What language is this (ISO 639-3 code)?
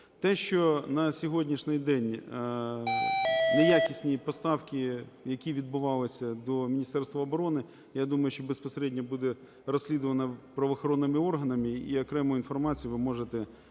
ukr